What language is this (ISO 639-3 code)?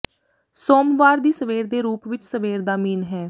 pan